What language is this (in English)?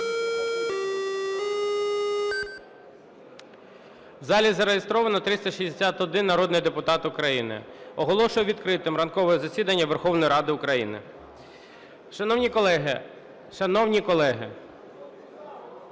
Ukrainian